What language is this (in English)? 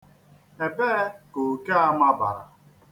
Igbo